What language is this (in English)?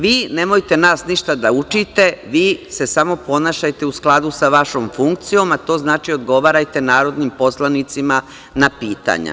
Serbian